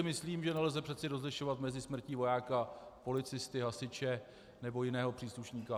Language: Czech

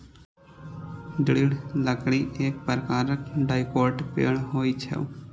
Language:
Maithili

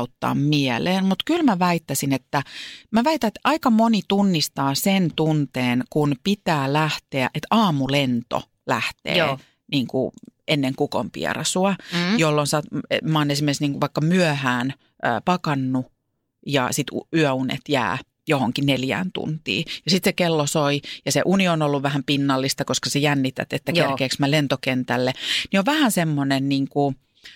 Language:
Finnish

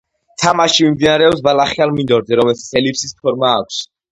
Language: Georgian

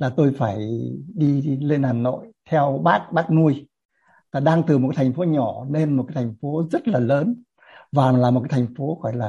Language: Vietnamese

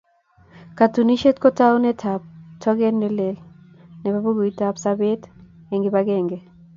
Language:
Kalenjin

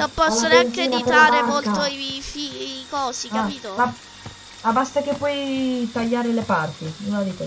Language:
Italian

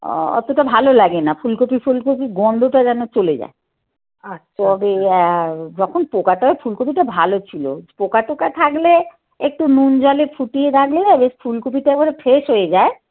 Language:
Bangla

